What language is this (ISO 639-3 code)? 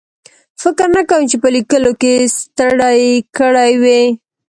pus